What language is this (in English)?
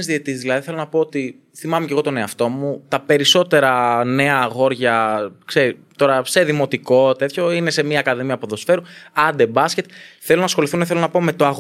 Greek